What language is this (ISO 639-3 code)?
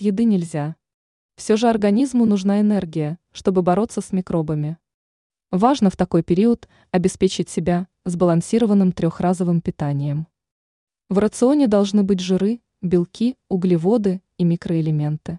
rus